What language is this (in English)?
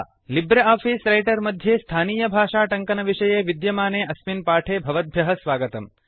Sanskrit